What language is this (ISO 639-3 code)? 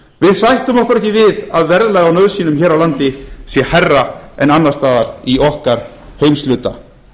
isl